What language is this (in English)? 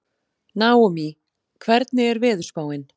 Icelandic